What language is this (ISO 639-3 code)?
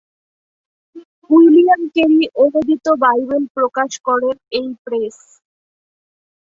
ben